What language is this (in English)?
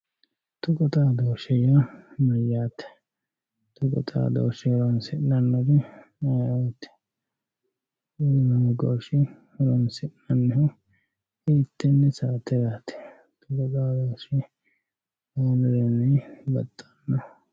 Sidamo